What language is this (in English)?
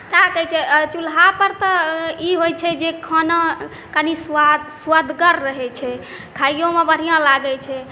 Maithili